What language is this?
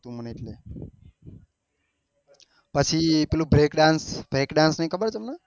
Gujarati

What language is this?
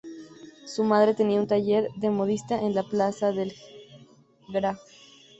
Spanish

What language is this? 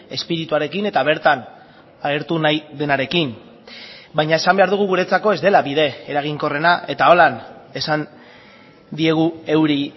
Basque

